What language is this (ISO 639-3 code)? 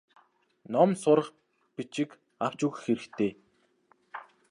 mon